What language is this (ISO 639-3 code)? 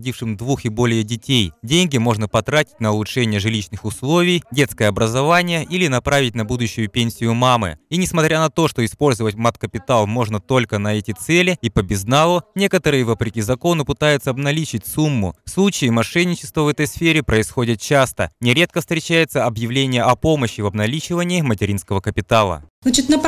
rus